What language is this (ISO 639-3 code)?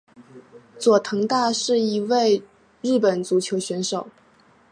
zho